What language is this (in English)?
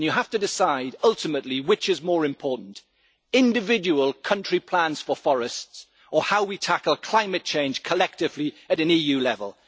English